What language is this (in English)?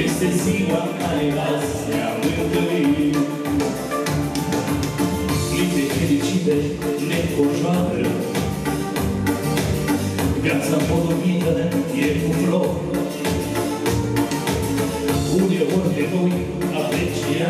Romanian